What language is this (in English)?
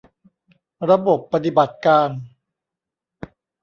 Thai